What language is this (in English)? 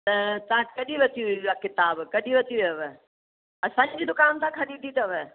Sindhi